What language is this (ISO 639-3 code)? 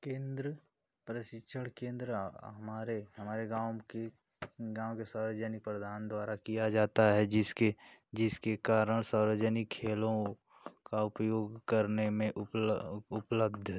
hin